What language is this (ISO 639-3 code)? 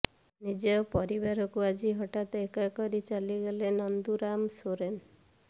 ori